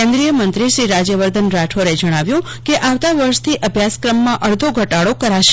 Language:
Gujarati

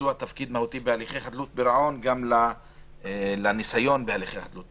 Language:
Hebrew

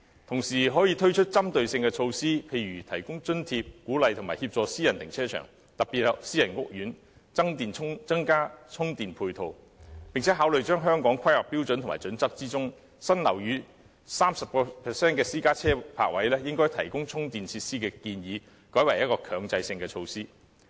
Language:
Cantonese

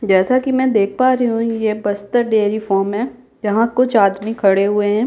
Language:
Hindi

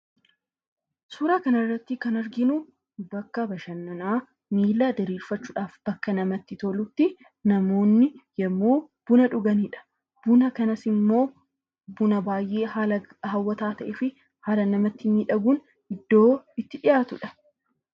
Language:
Oromo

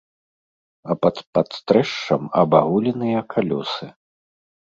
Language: Belarusian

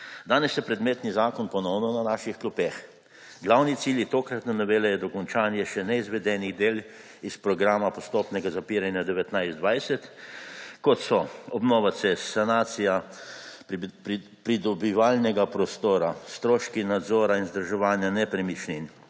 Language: Slovenian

